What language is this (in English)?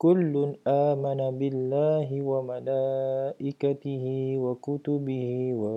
Malay